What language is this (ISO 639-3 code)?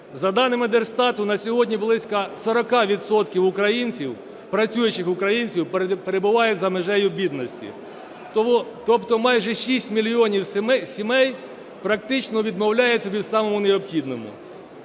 ukr